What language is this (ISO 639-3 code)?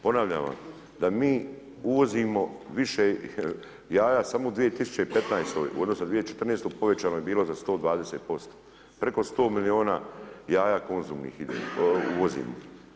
hrv